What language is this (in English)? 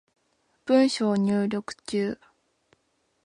Japanese